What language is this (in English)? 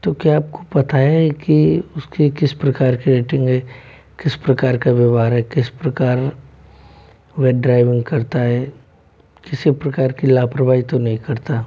Hindi